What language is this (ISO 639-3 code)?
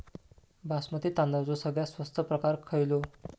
mar